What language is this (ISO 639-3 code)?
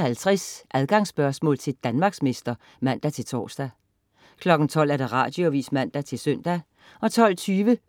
dan